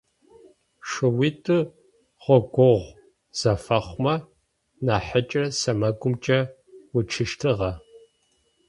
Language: Adyghe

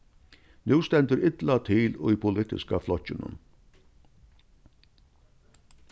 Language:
Faroese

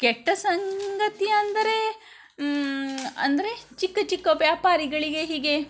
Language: Kannada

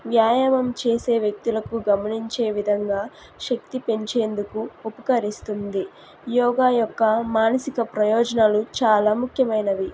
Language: Telugu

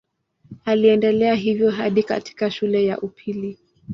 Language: Swahili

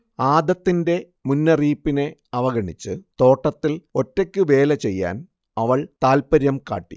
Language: Malayalam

